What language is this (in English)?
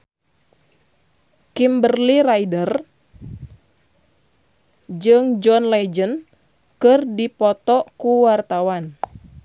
Sundanese